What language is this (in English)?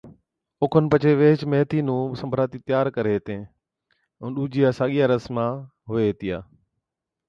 Od